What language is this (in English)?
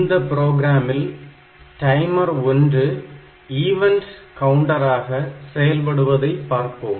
Tamil